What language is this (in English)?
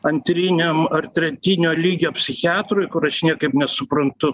Lithuanian